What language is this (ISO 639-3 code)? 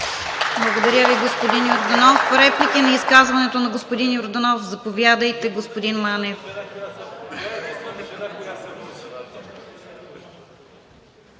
bul